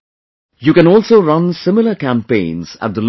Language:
English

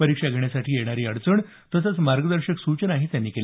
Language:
Marathi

